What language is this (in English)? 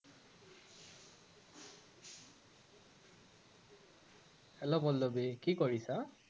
Assamese